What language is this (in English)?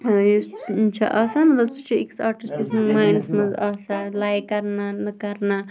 Kashmiri